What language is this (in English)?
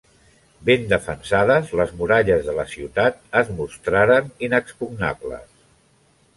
Catalan